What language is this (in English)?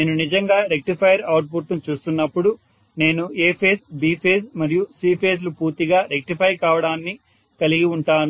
Telugu